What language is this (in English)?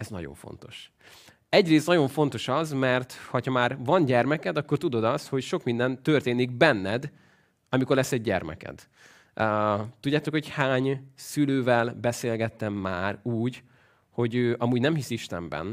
Hungarian